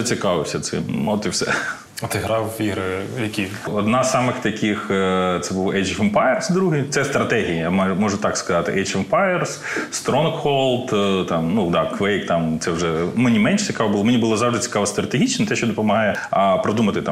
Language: Ukrainian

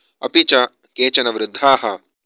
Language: Sanskrit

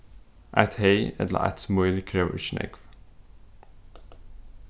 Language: Faroese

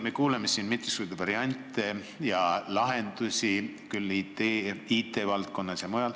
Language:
Estonian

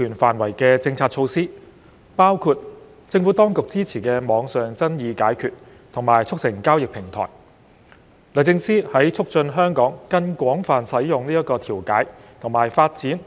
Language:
Cantonese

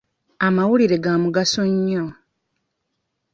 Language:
Ganda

